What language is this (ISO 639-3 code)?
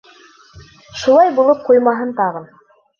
bak